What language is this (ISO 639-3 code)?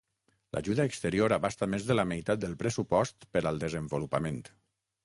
cat